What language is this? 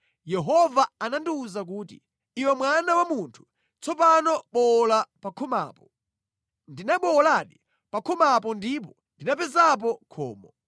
Nyanja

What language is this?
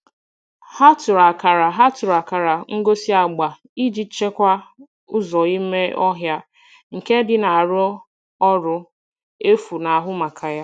Igbo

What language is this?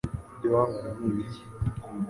Kinyarwanda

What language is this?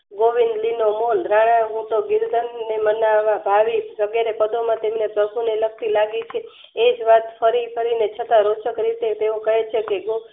Gujarati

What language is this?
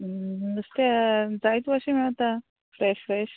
Konkani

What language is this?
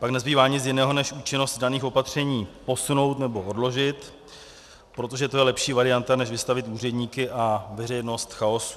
Czech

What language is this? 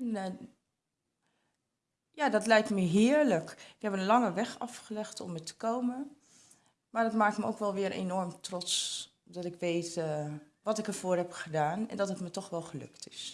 Dutch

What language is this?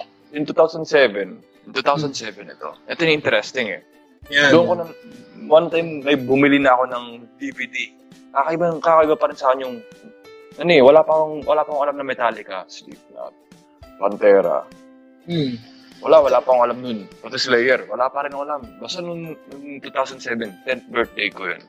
Filipino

